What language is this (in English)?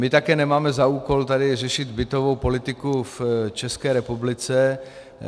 Czech